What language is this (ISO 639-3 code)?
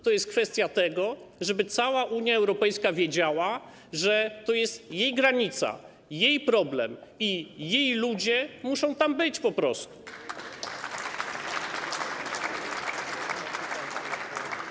pol